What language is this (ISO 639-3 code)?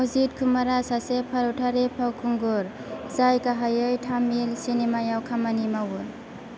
brx